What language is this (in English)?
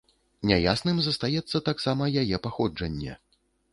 Belarusian